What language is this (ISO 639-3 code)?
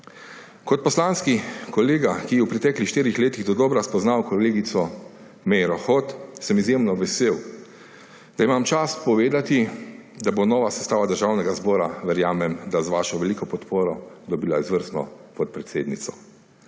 slv